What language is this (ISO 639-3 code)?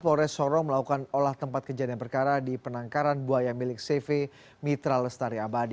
ind